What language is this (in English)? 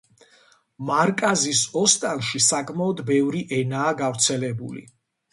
Georgian